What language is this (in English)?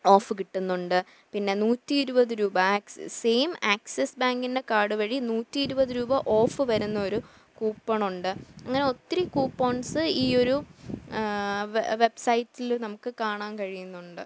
Malayalam